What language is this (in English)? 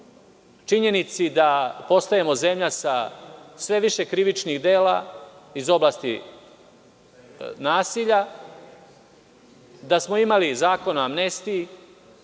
Serbian